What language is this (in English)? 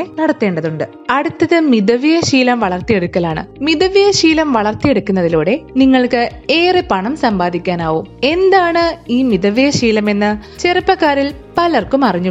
Malayalam